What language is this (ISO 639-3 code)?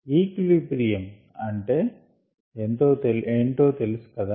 tel